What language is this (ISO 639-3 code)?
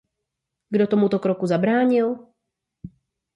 ces